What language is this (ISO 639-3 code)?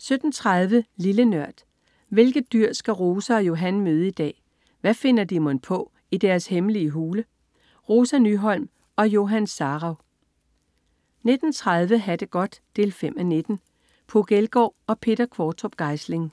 dan